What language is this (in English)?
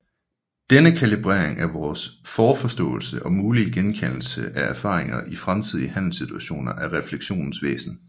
Danish